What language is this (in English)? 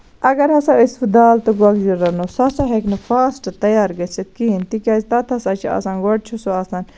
Kashmiri